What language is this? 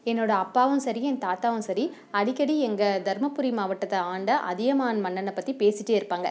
Tamil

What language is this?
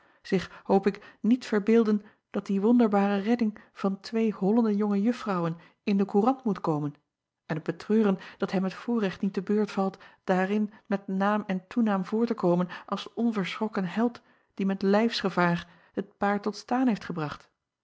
Dutch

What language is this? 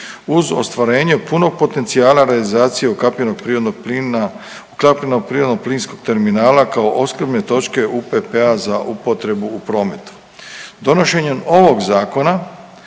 Croatian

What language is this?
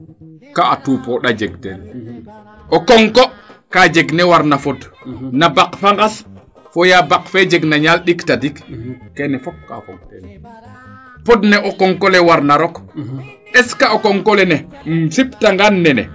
Serer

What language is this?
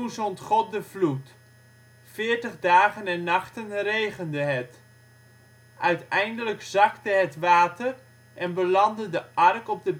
Dutch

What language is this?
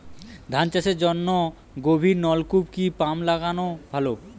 Bangla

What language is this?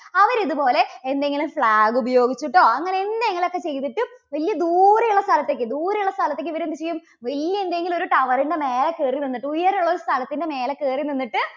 Malayalam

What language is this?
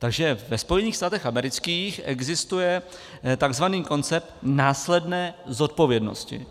Czech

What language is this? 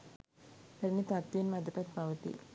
Sinhala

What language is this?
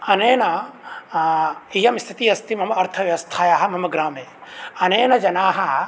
Sanskrit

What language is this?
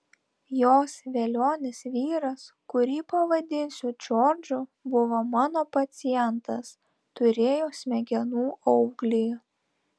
Lithuanian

